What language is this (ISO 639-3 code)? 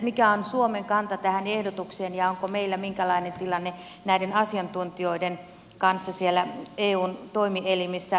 fin